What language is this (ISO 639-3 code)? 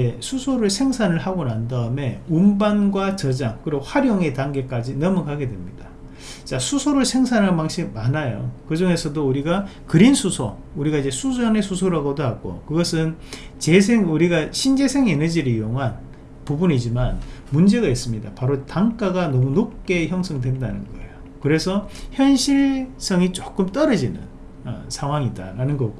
kor